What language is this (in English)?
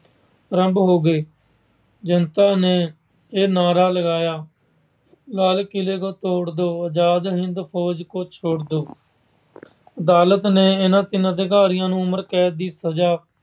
Punjabi